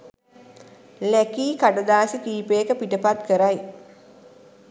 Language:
Sinhala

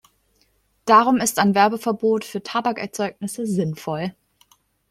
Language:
German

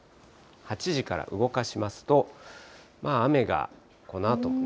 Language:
Japanese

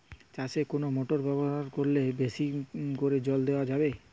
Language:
Bangla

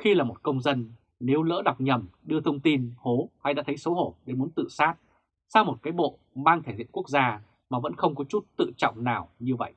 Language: Vietnamese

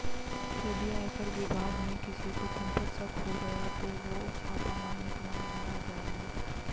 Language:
Hindi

